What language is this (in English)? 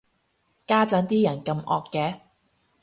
Cantonese